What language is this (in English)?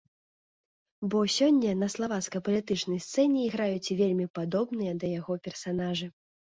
Belarusian